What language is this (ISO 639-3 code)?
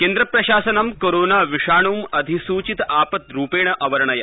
san